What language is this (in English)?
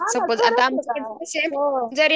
Marathi